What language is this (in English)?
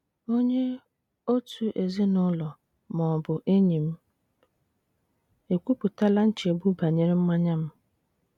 Igbo